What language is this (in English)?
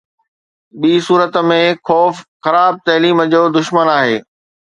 Sindhi